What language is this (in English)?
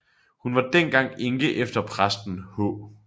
Danish